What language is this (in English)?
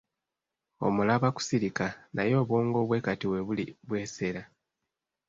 Ganda